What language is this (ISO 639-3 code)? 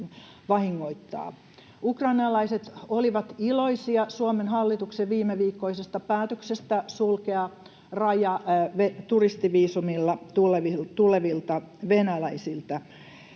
fin